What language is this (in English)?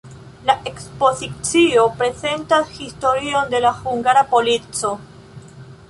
Esperanto